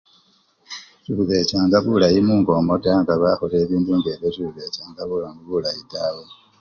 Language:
Luyia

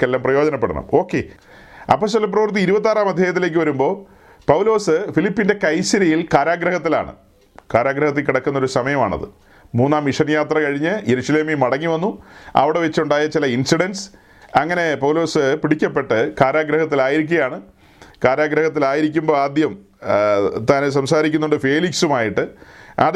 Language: Malayalam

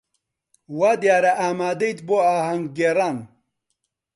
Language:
Central Kurdish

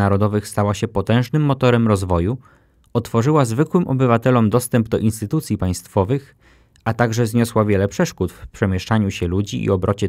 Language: Polish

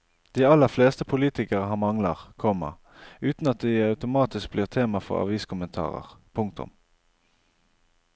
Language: Norwegian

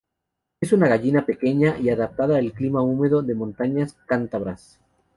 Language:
Spanish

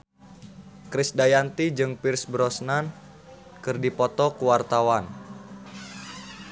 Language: Sundanese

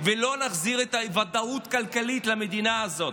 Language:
Hebrew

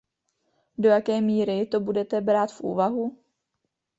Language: Czech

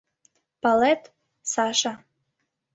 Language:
Mari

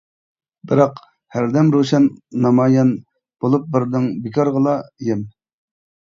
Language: Uyghur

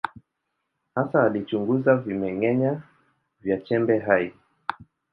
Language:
Swahili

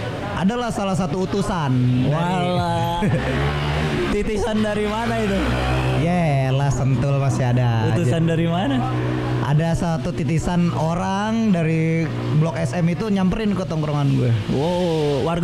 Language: Indonesian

